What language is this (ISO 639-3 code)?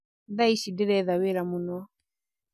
kik